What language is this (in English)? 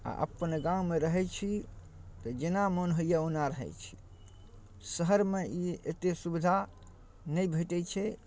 Maithili